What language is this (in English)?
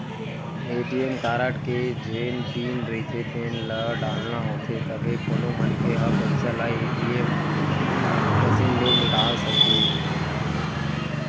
Chhattisgarhi